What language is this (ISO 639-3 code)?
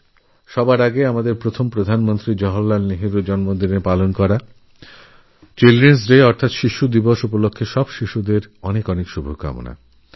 ben